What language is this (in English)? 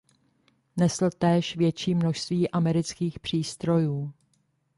Czech